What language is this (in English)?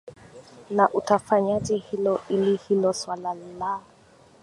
Swahili